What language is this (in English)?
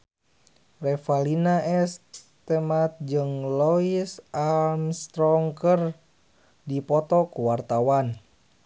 Sundanese